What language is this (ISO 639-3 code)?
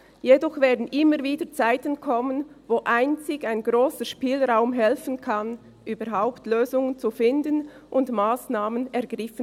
gsw